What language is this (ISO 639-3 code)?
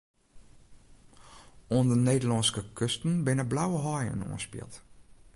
fry